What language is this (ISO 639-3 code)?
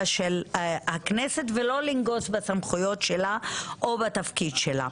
heb